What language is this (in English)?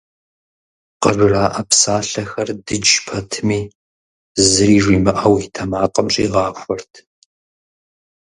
Kabardian